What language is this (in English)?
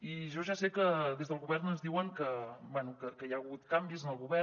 Catalan